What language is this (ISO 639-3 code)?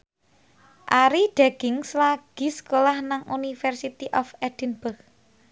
jav